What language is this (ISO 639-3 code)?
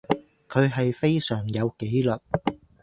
yue